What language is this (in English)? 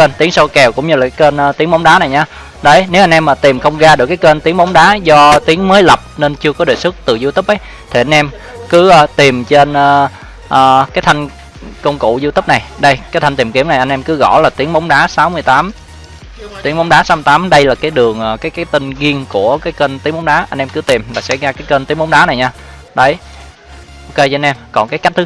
Vietnamese